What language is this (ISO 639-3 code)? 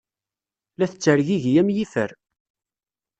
kab